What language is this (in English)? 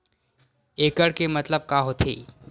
Chhattisgarhi